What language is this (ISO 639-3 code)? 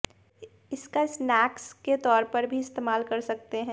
hin